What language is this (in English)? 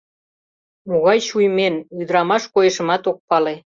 Mari